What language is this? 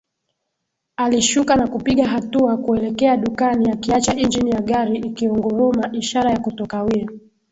Swahili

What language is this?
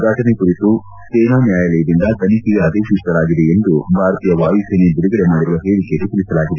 Kannada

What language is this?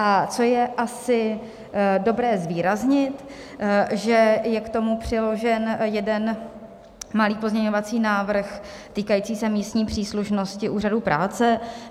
Czech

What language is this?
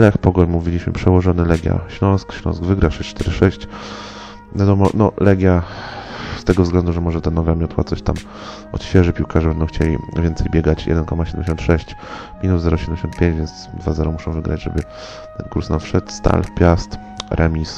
Polish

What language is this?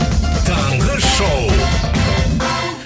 Kazakh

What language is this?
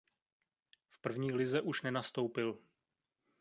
Czech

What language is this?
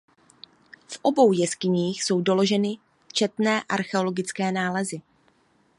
Czech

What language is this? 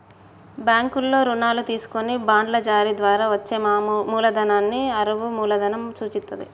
Telugu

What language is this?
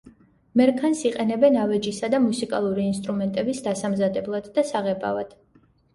Georgian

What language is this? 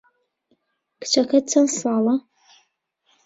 Central Kurdish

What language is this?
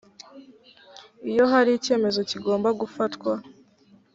Kinyarwanda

